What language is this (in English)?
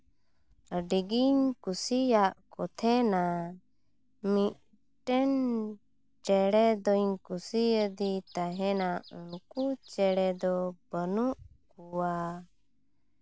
Santali